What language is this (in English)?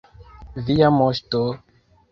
Esperanto